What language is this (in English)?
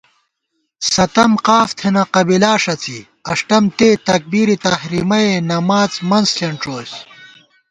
Gawar-Bati